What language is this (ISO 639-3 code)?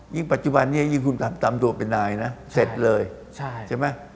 tha